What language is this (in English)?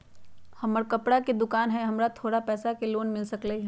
Magahi